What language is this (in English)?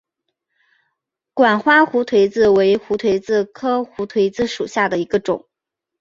Chinese